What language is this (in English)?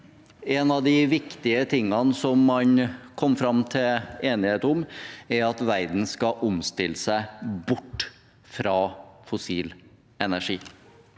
Norwegian